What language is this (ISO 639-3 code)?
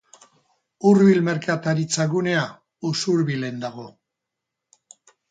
eus